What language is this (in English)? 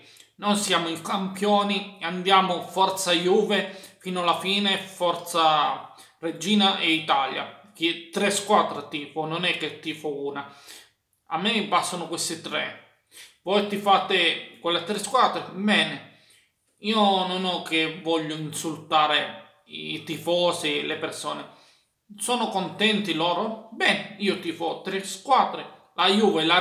Italian